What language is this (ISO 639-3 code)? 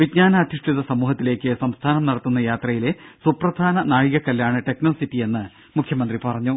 mal